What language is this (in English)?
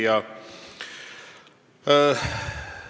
Estonian